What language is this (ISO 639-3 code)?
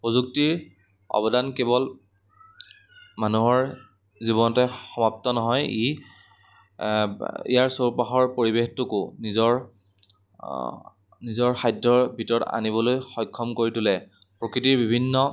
asm